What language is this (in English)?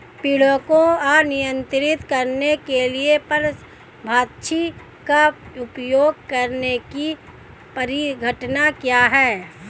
Hindi